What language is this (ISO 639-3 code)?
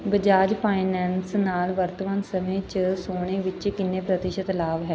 pan